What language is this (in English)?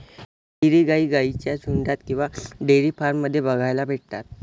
Marathi